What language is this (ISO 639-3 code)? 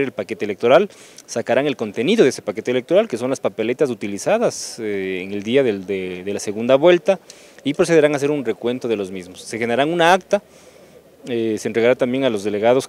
spa